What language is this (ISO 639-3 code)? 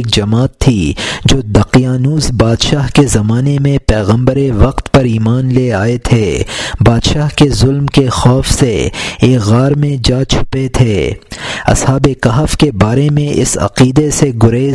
urd